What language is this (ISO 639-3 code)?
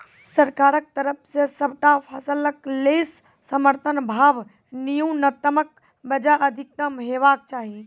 mai